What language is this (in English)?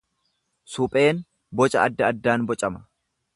Oromo